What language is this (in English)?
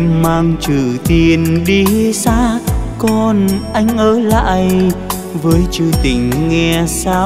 Vietnamese